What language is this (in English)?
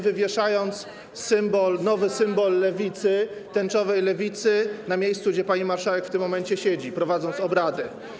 Polish